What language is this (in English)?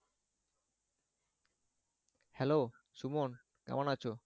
Bangla